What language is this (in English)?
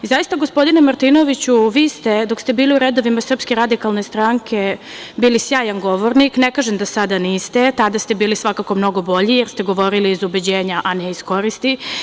Serbian